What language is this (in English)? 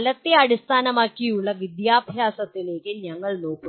Malayalam